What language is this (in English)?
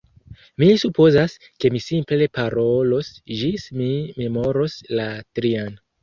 Esperanto